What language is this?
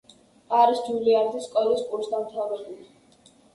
Georgian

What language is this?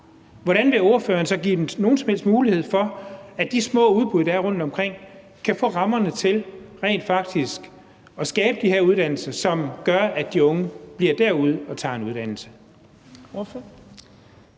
Danish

